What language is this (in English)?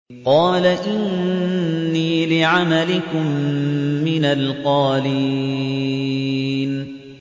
Arabic